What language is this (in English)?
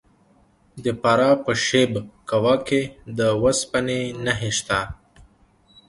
Pashto